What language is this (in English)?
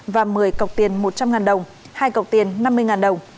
Vietnamese